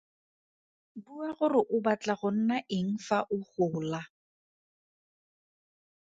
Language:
Tswana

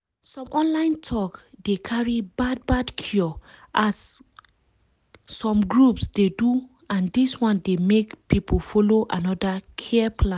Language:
Nigerian Pidgin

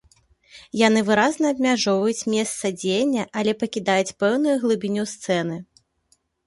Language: Belarusian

